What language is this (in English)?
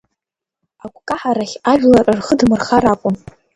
Abkhazian